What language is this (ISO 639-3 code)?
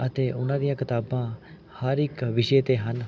pan